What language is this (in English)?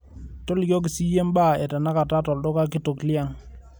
Masai